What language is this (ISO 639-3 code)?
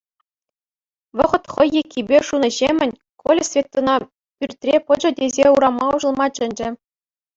chv